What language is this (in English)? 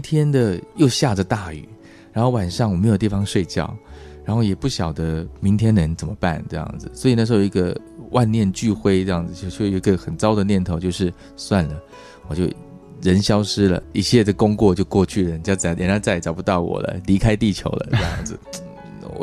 Chinese